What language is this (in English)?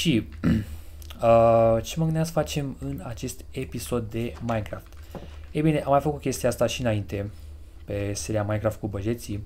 Romanian